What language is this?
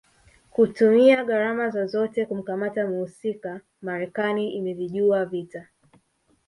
Swahili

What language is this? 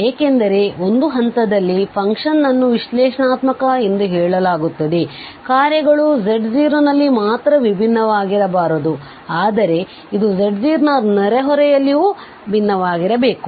Kannada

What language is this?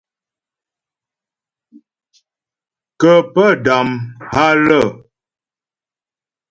Ghomala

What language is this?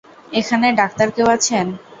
Bangla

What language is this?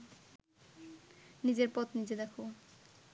Bangla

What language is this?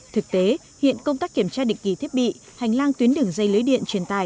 Vietnamese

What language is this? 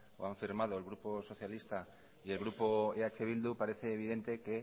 Spanish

